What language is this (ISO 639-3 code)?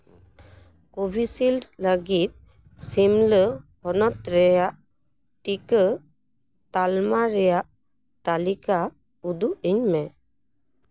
sat